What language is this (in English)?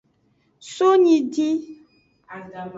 Aja (Benin)